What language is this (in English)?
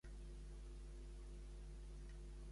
Catalan